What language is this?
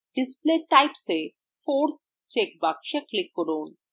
Bangla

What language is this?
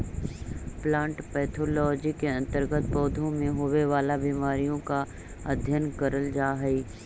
Magahi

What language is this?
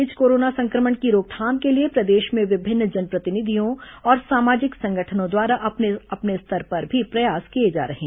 Hindi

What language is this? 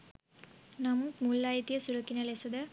Sinhala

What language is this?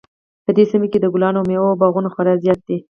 Pashto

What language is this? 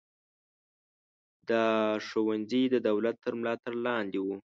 Pashto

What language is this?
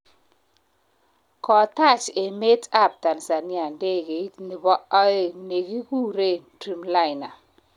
Kalenjin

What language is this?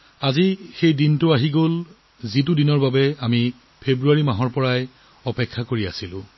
Assamese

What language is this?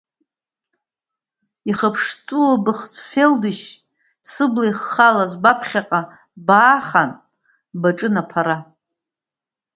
Abkhazian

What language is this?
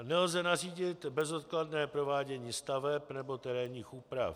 Czech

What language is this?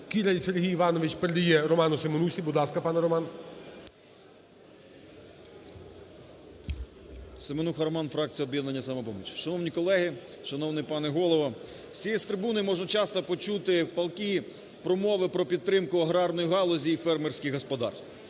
Ukrainian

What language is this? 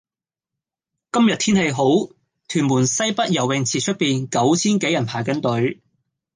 Cantonese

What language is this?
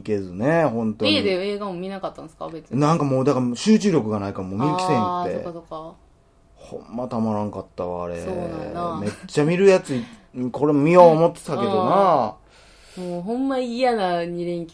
Japanese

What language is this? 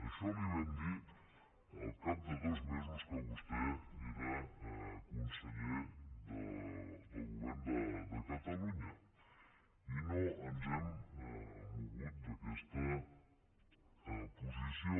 Catalan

